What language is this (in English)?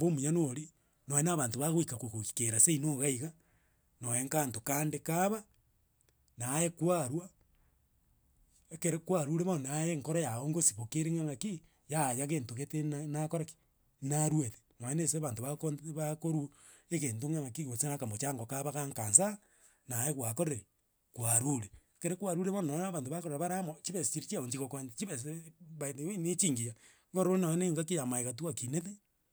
Gusii